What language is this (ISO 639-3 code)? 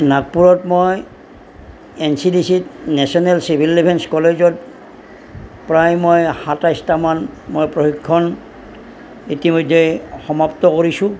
asm